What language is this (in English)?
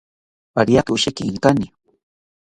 South Ucayali Ashéninka